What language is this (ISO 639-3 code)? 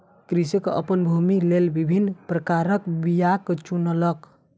mai